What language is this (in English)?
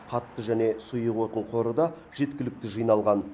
Kazakh